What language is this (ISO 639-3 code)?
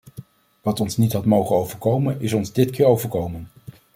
nld